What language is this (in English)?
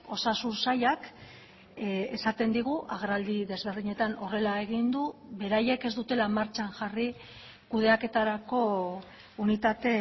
Basque